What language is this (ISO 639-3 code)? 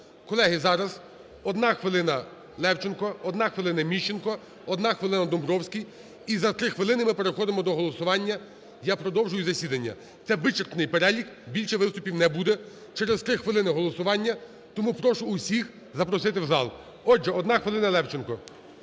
ukr